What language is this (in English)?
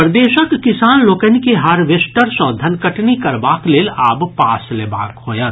Maithili